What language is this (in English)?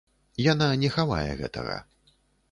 Belarusian